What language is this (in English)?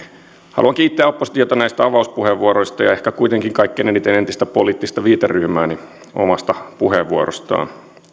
Finnish